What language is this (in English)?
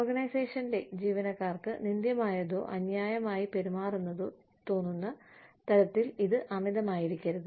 Malayalam